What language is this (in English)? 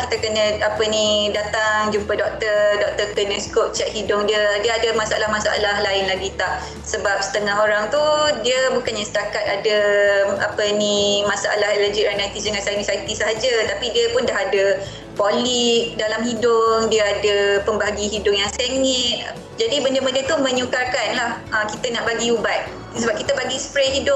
Malay